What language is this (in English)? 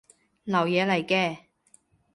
Cantonese